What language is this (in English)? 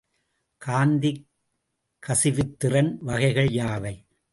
Tamil